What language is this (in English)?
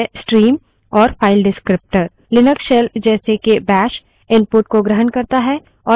Hindi